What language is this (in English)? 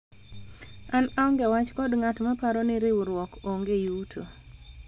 Luo (Kenya and Tanzania)